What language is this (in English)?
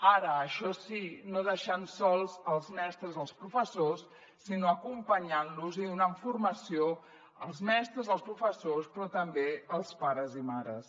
Catalan